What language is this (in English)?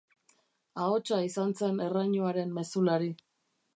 Basque